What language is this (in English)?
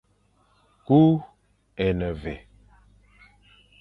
Fang